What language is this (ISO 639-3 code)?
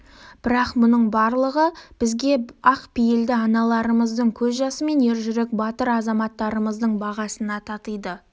kaz